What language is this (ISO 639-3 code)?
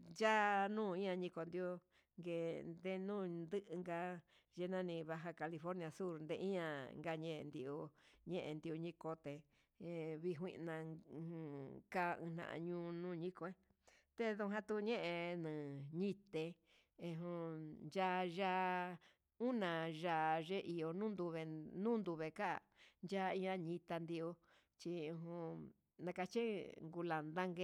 mxs